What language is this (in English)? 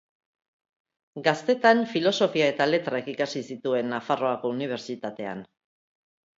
Basque